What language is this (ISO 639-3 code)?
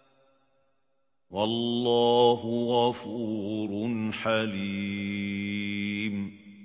ara